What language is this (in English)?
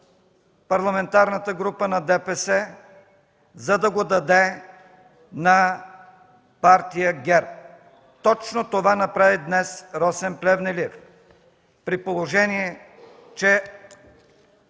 Bulgarian